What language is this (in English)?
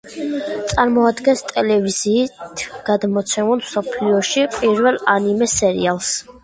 Georgian